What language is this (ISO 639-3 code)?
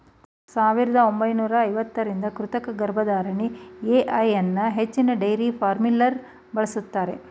kan